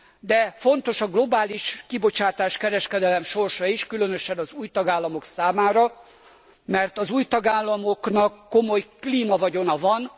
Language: Hungarian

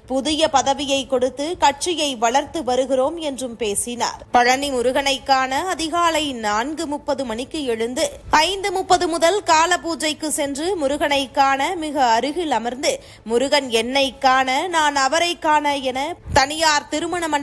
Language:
Tamil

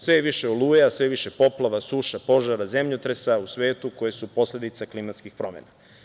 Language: Serbian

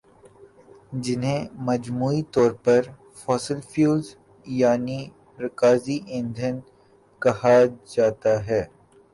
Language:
Urdu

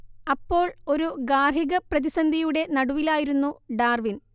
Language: Malayalam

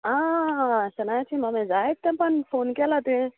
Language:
Konkani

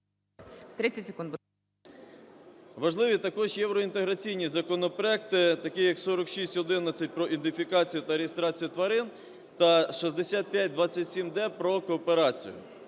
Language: Ukrainian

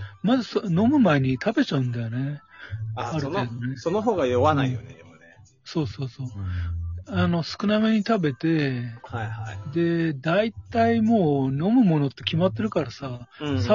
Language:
Japanese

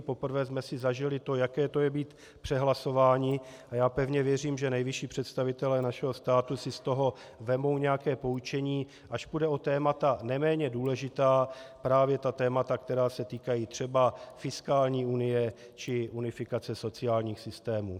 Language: Czech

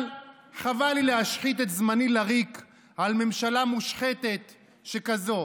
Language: Hebrew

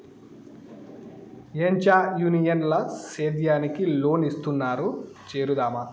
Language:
Telugu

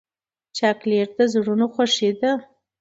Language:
Pashto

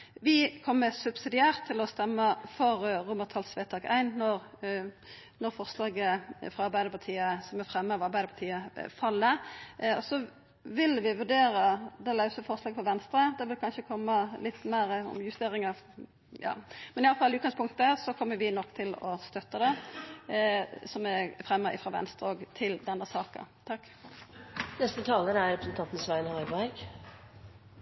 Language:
Norwegian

